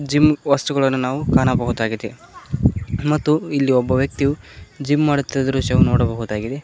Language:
Kannada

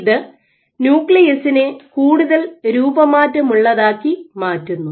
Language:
Malayalam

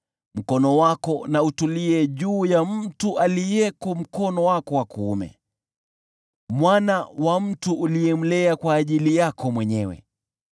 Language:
Swahili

